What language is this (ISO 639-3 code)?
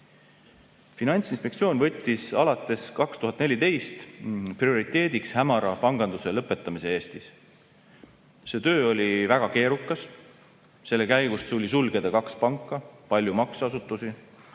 est